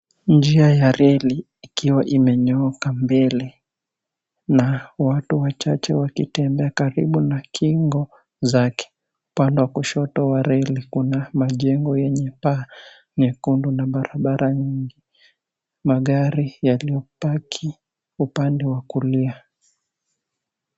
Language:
Swahili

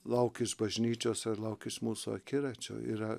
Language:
Lithuanian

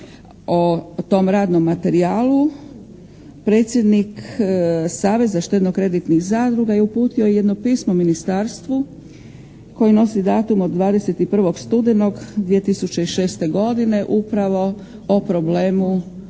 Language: Croatian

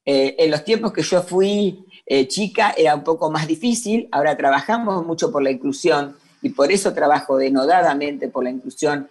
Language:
Spanish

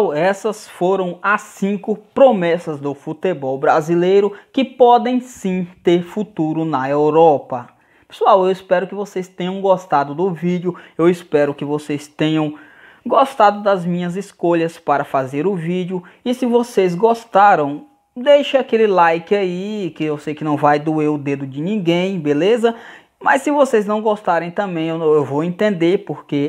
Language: Portuguese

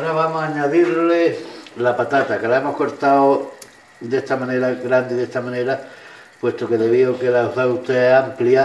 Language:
Spanish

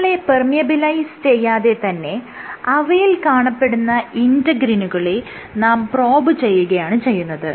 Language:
Malayalam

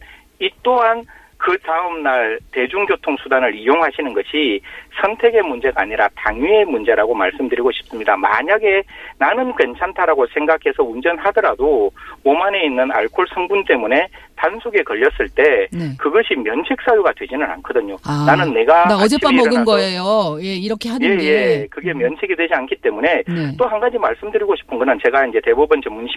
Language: Korean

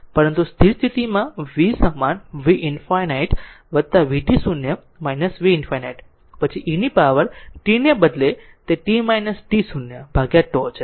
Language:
Gujarati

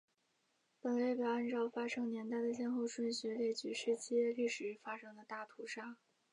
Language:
Chinese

